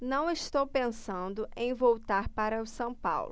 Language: Portuguese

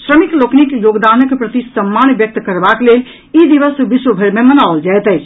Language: Maithili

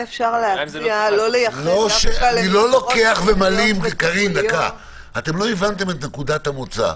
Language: Hebrew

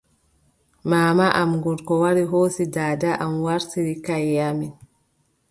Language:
Adamawa Fulfulde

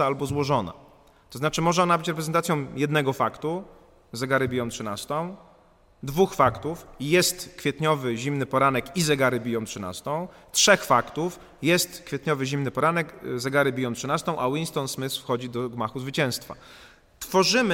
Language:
Polish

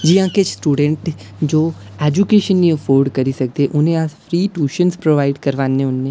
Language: Dogri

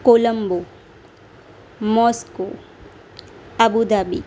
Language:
Gujarati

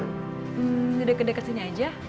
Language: Indonesian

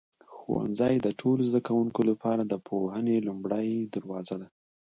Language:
Pashto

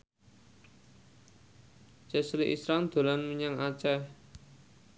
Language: Javanese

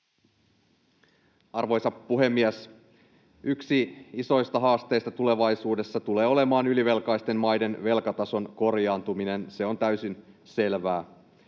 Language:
Finnish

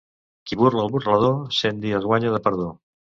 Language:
Catalan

